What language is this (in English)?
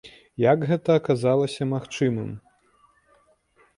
Belarusian